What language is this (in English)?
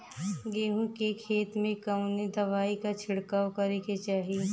Bhojpuri